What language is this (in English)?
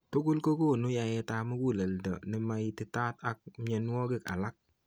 Kalenjin